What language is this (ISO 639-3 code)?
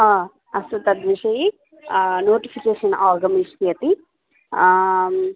san